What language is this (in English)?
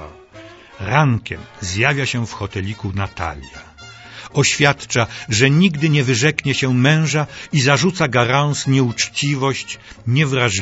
Polish